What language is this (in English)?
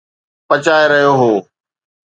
Sindhi